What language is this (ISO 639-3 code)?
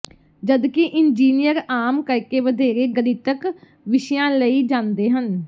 pan